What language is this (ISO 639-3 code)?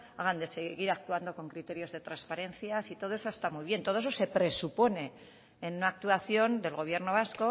spa